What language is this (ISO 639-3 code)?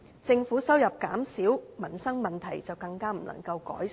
yue